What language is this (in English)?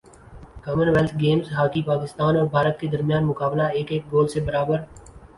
Urdu